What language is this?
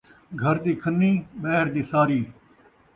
Saraiki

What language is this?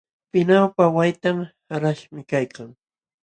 Jauja Wanca Quechua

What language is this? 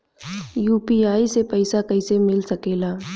Bhojpuri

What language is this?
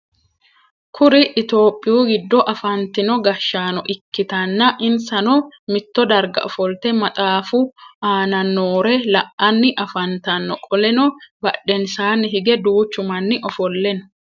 Sidamo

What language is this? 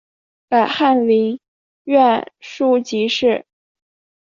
Chinese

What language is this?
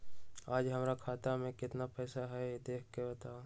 Magahi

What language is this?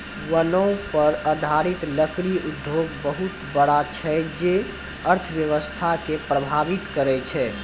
Maithili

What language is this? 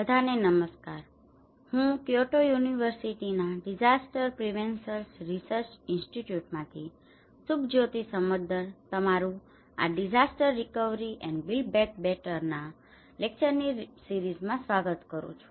Gujarati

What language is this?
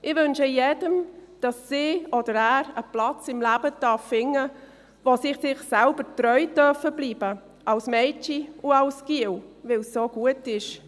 Swiss German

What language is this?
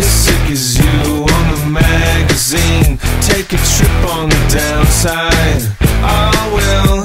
English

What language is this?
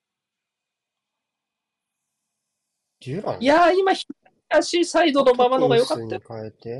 Japanese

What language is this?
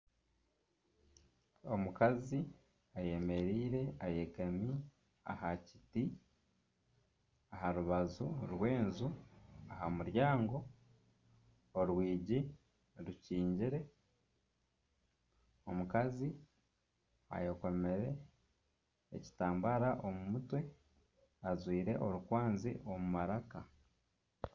Nyankole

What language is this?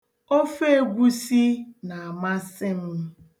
Igbo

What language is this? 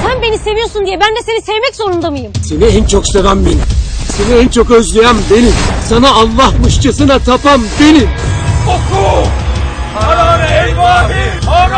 Turkish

